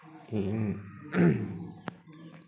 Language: Santali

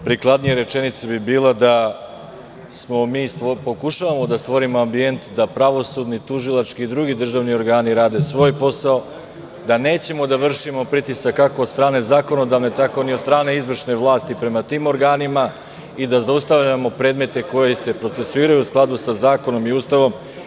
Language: Serbian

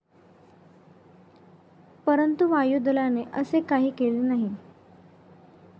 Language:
Marathi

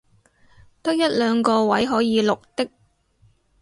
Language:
Cantonese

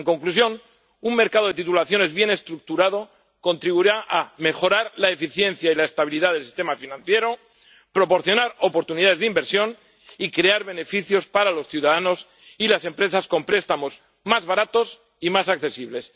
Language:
Spanish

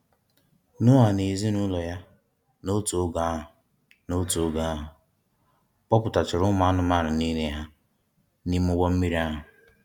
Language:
Igbo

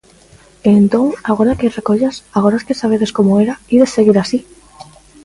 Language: Galician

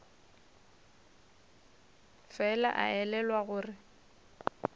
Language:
Northern Sotho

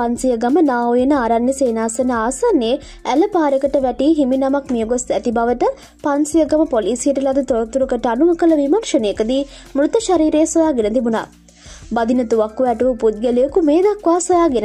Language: Indonesian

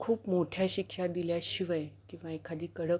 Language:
Marathi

